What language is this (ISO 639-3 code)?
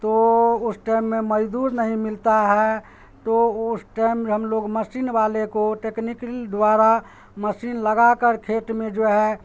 urd